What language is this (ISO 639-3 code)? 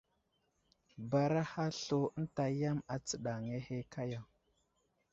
udl